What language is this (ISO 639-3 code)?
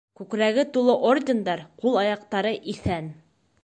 bak